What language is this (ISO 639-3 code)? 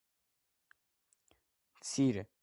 kat